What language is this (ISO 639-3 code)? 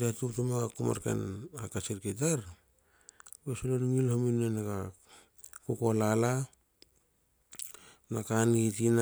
hao